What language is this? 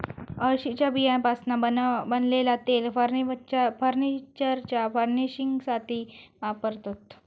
Marathi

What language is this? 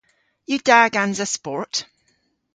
Cornish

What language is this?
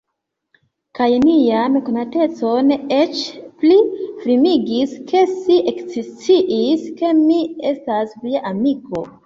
Esperanto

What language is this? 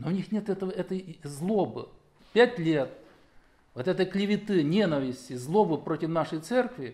Russian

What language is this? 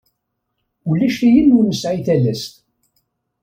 Kabyle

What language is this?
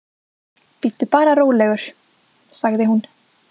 Icelandic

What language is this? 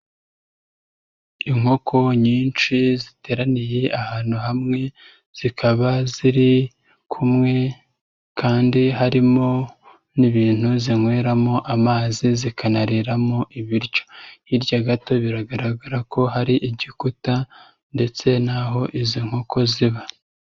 Kinyarwanda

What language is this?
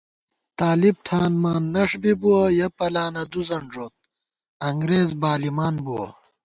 Gawar-Bati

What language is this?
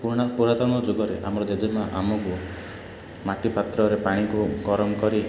Odia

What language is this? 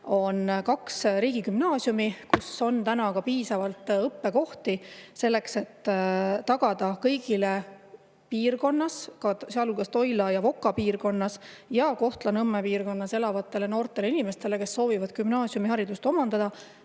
Estonian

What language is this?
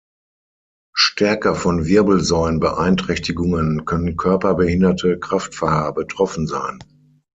German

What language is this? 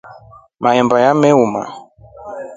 Rombo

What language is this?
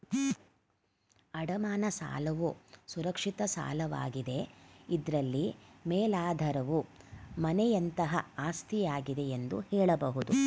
Kannada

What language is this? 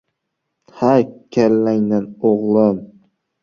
Uzbek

